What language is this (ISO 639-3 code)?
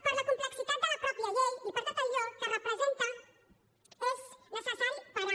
cat